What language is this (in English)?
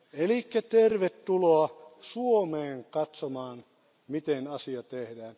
Finnish